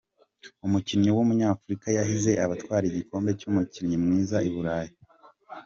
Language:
Kinyarwanda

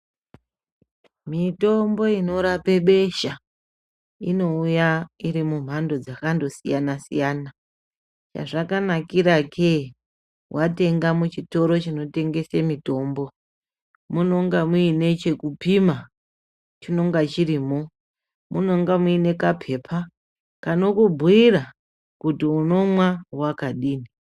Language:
Ndau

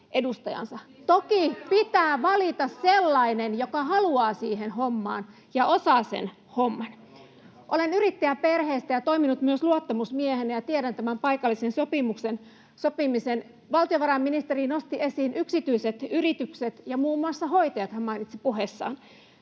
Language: Finnish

